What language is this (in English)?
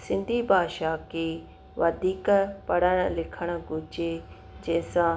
Sindhi